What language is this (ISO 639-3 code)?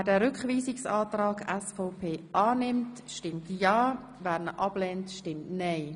gsw